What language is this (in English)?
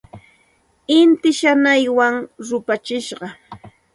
Santa Ana de Tusi Pasco Quechua